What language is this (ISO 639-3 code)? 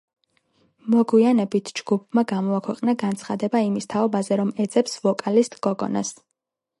kat